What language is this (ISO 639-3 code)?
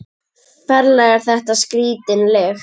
isl